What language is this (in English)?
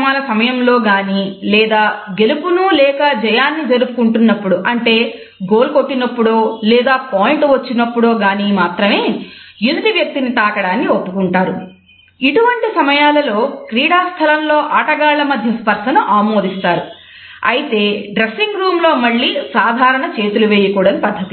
Telugu